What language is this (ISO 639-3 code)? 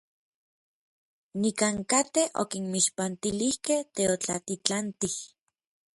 nlv